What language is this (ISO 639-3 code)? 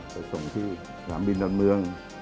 tha